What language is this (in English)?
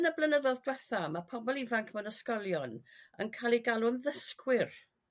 Welsh